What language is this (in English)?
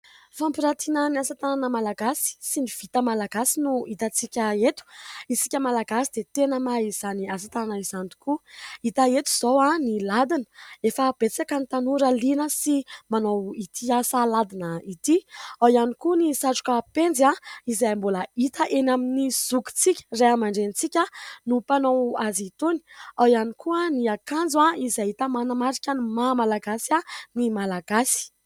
Malagasy